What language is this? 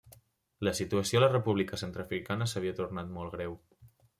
Catalan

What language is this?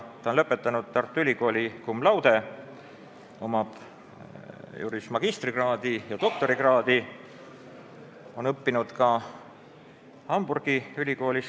Estonian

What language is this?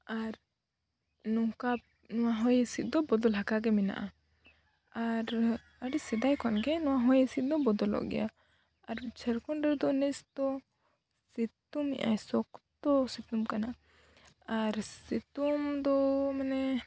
Santali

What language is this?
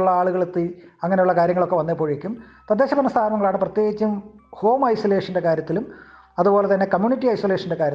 Malayalam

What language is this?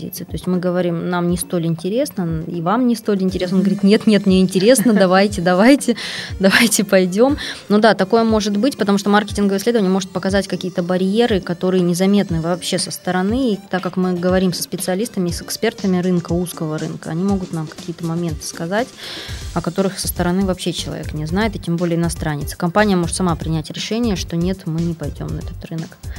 Russian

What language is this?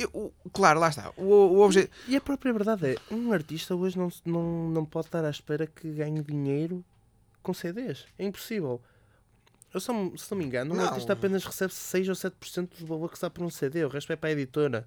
Portuguese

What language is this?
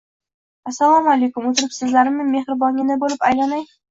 Uzbek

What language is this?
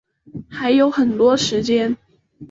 Chinese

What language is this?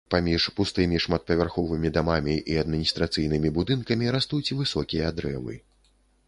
Belarusian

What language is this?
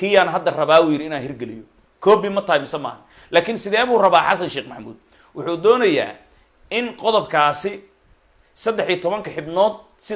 Arabic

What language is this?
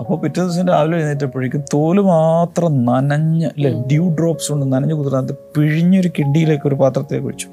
Malayalam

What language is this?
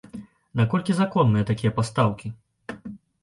Belarusian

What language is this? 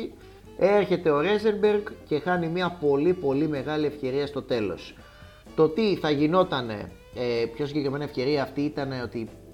Greek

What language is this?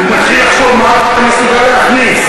Hebrew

